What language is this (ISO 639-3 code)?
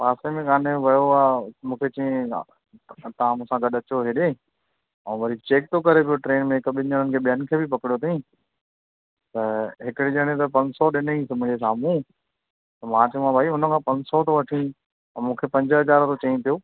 snd